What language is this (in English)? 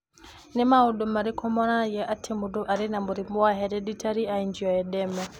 Kikuyu